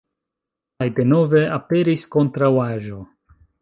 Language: Esperanto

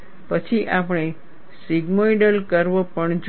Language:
Gujarati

